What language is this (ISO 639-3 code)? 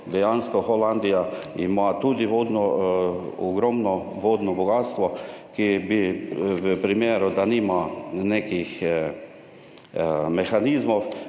slv